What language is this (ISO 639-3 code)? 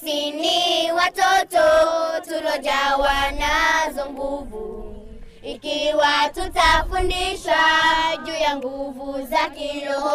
swa